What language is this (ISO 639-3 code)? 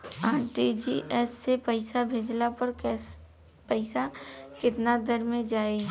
bho